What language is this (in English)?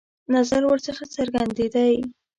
Pashto